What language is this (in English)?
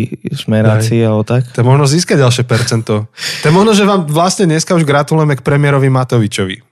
Slovak